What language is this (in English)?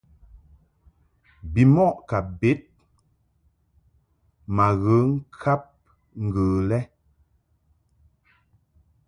Mungaka